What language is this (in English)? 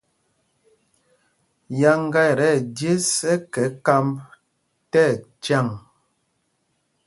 Mpumpong